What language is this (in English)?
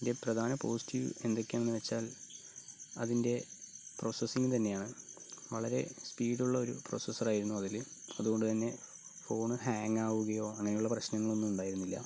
Malayalam